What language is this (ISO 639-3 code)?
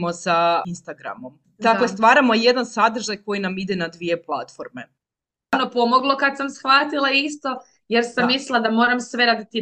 hrv